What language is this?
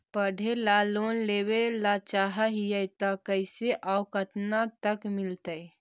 Magahi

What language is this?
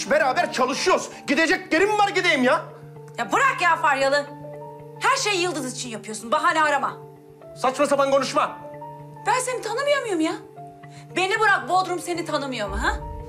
Turkish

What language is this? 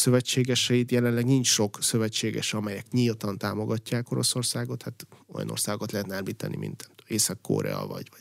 Hungarian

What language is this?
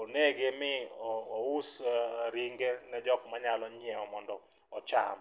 Luo (Kenya and Tanzania)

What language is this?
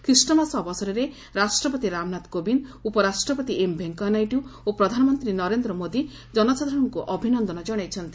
Odia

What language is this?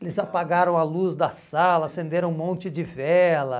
Portuguese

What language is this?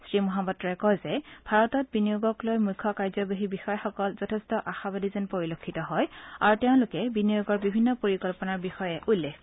Assamese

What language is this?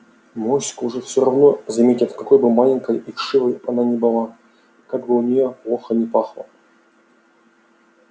Russian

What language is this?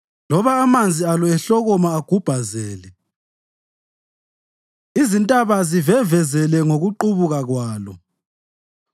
North Ndebele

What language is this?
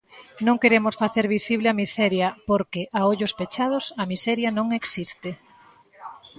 Galician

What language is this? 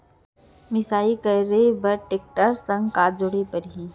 Chhattisgarhi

